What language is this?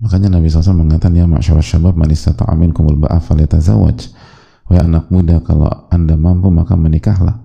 Indonesian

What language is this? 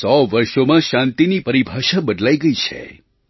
Gujarati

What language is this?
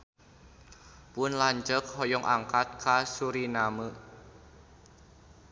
Sundanese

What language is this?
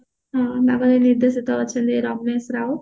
Odia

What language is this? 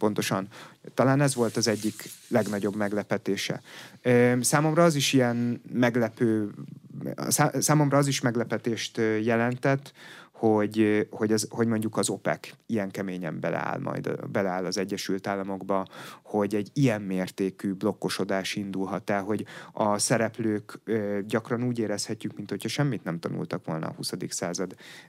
Hungarian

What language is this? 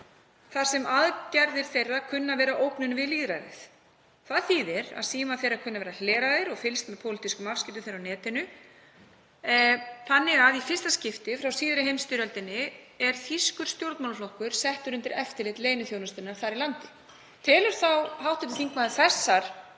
Icelandic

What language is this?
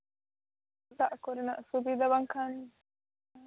Santali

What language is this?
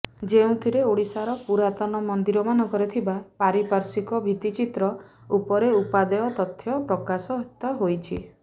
Odia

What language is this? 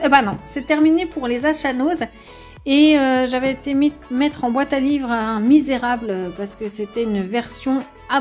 French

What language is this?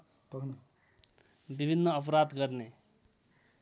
Nepali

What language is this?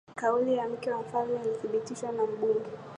Swahili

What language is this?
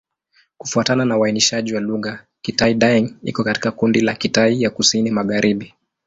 Swahili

